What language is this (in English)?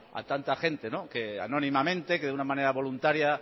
Spanish